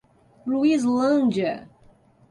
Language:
Portuguese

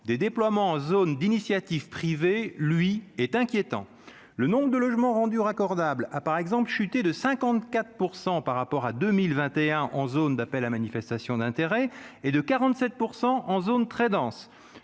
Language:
French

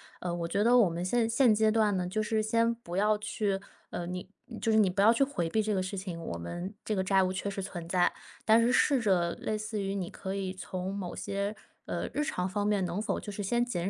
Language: Chinese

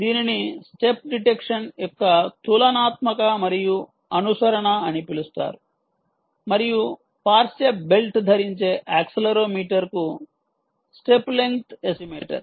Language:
Telugu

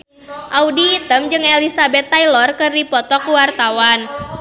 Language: Sundanese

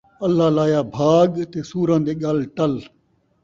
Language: Saraiki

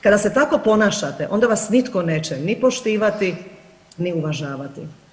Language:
Croatian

